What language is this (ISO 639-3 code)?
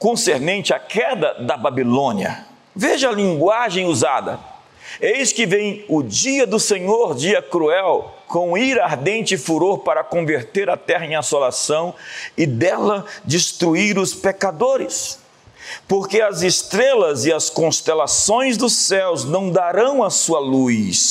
por